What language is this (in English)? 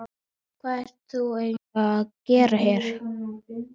Icelandic